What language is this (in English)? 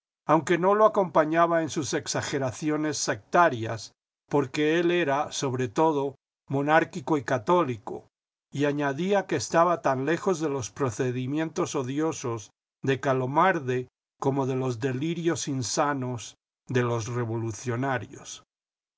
Spanish